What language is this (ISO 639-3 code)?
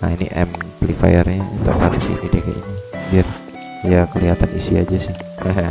ind